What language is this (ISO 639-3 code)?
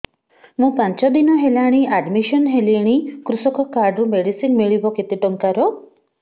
ori